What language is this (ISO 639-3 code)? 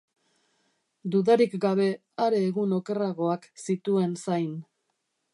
eus